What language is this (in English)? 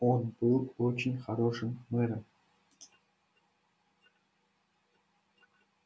Russian